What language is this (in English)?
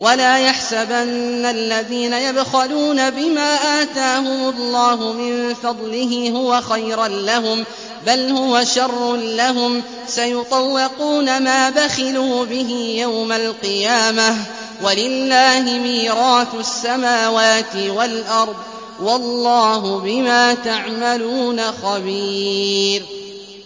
Arabic